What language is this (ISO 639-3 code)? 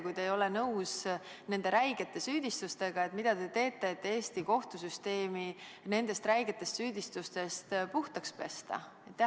est